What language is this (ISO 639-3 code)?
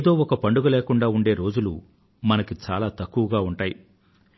tel